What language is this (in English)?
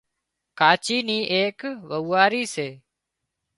Wadiyara Koli